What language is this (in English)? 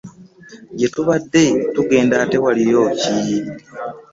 Ganda